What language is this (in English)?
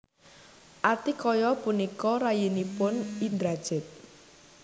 Javanese